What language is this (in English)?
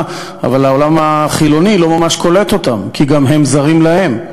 Hebrew